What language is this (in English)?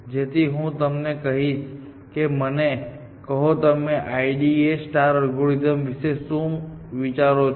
Gujarati